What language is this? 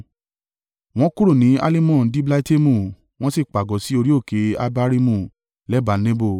Yoruba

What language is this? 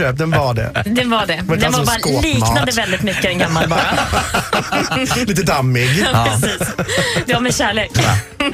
Swedish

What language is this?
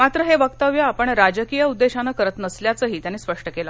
Marathi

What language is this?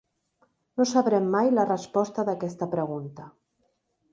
Catalan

